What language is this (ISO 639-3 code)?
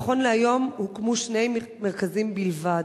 heb